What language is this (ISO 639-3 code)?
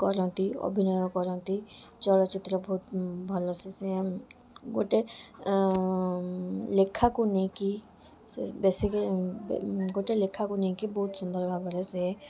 ori